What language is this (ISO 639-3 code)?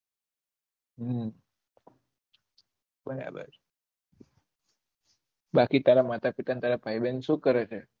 guj